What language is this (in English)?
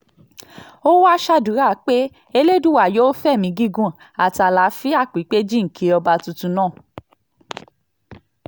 Yoruba